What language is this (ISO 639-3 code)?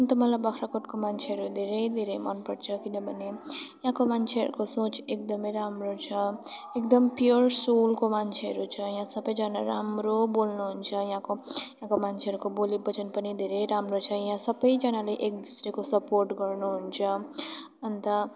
nep